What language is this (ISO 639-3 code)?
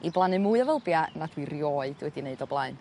cym